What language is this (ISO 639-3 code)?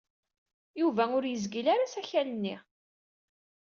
kab